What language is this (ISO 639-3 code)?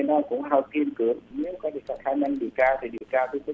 vie